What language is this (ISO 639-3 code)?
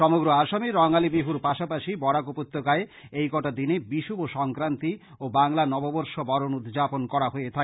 ben